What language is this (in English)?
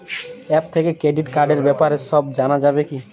Bangla